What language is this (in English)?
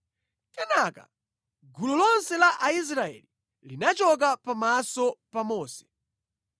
Nyanja